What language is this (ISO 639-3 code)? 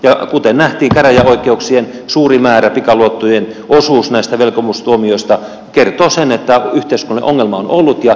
fin